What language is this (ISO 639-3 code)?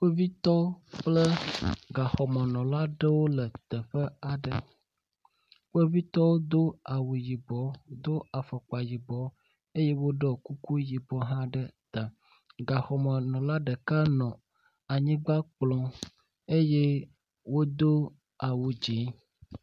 ewe